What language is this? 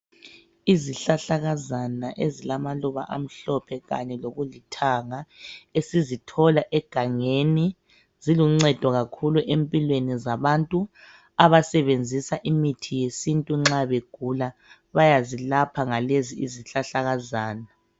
North Ndebele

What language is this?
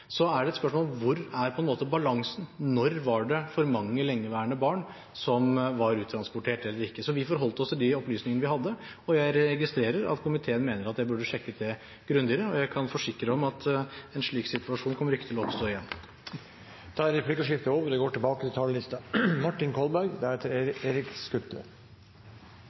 Norwegian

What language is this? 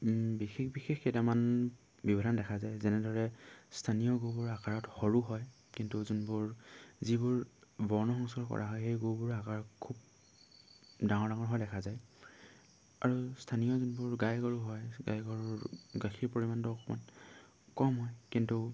Assamese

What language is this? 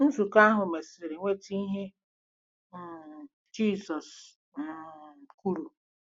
Igbo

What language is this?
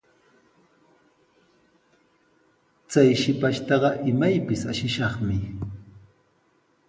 Sihuas Ancash Quechua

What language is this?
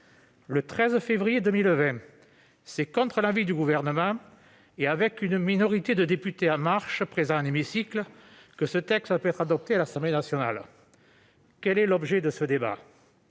French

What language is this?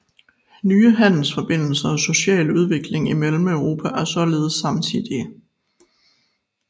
Danish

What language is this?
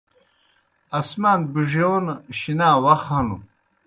Kohistani Shina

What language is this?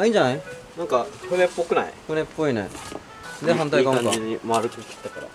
Japanese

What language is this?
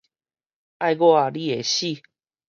Min Nan Chinese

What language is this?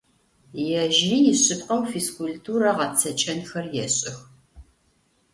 Adyghe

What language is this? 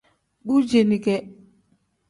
Tem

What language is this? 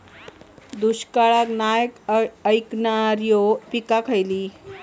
Marathi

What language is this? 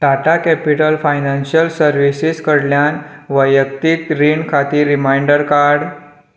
Konkani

